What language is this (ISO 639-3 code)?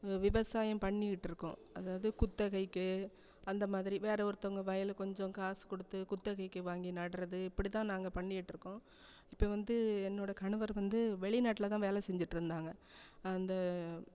tam